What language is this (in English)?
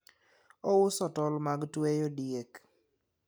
Luo (Kenya and Tanzania)